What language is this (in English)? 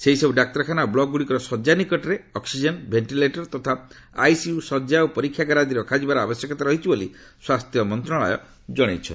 Odia